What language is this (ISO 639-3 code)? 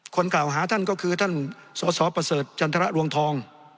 tha